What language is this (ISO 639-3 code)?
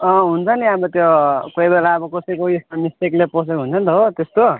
nep